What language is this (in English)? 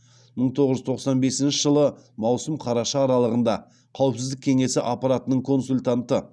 Kazakh